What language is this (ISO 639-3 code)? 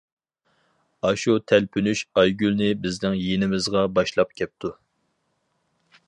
uig